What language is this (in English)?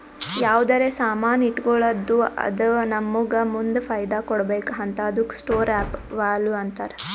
Kannada